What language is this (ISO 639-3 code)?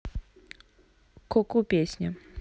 rus